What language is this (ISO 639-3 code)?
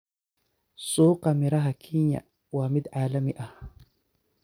som